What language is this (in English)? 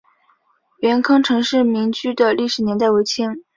Chinese